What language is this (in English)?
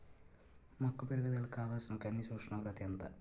Telugu